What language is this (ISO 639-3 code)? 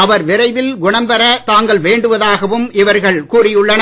tam